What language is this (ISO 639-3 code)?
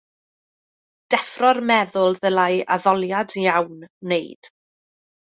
cym